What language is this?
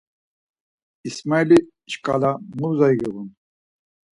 Laz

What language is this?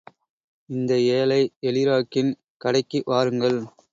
Tamil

